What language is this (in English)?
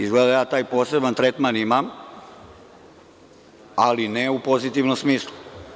Serbian